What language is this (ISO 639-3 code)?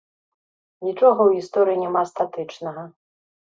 bel